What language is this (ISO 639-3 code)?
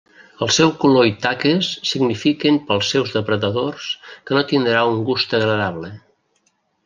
cat